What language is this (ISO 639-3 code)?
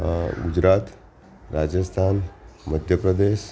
guj